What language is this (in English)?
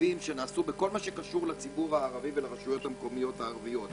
Hebrew